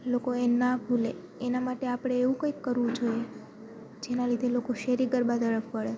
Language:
Gujarati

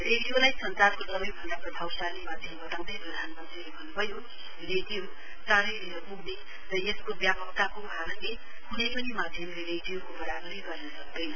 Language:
Nepali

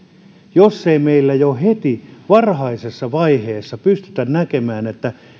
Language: Finnish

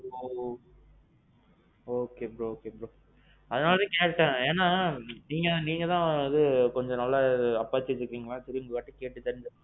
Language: Tamil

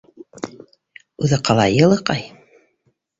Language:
Bashkir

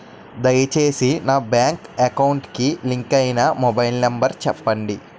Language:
Telugu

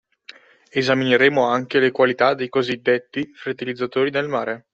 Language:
Italian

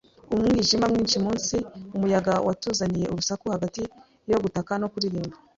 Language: Kinyarwanda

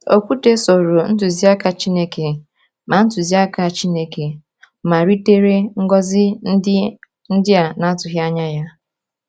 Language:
Igbo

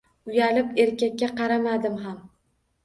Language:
Uzbek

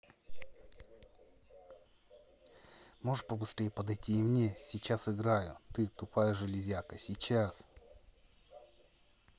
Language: Russian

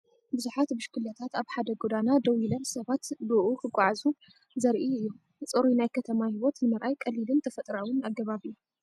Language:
Tigrinya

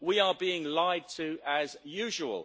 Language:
English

